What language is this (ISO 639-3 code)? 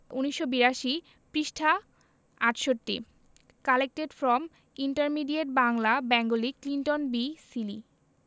ben